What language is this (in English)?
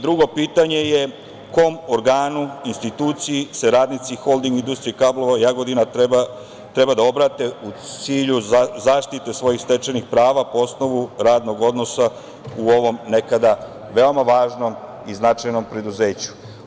Serbian